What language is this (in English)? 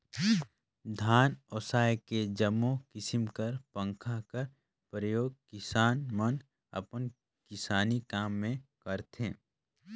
Chhattisgarhi